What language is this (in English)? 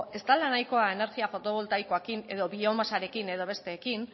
Basque